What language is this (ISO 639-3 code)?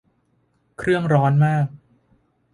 tha